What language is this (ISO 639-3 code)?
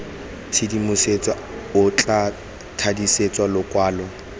tsn